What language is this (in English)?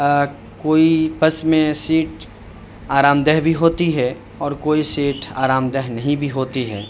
Urdu